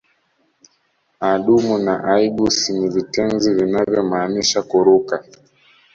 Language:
Swahili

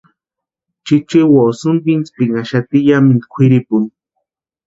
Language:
Western Highland Purepecha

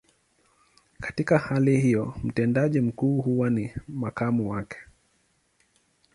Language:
Swahili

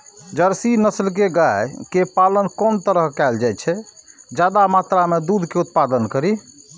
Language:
Maithili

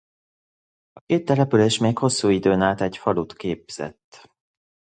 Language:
Hungarian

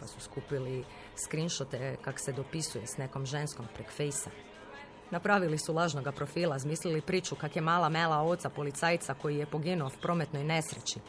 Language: Croatian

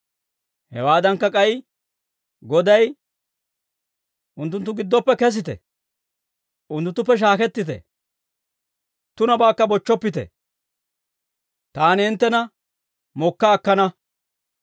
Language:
Dawro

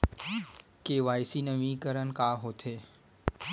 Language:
Chhattisgarhi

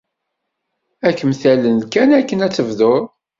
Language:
Kabyle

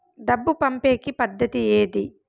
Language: Telugu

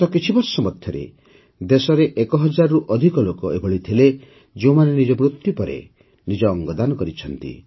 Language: Odia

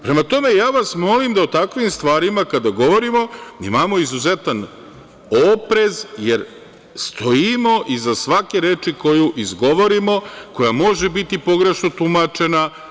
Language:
Serbian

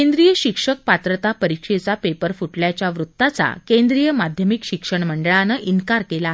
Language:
Marathi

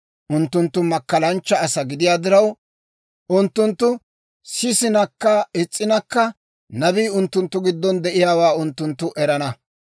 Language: Dawro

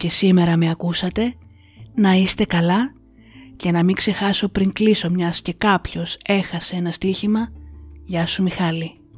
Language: Greek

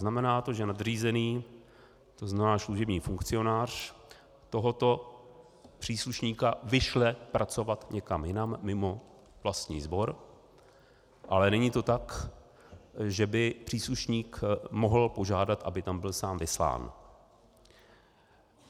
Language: Czech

